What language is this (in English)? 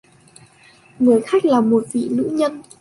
Vietnamese